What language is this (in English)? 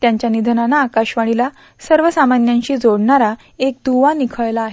Marathi